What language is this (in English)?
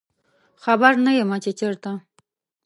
Pashto